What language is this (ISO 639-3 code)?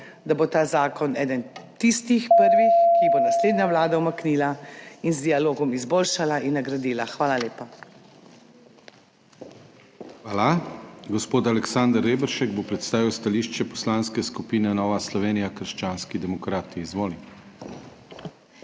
slv